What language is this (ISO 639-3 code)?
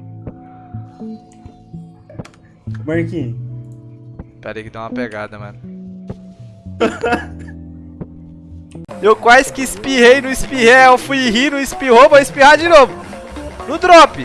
por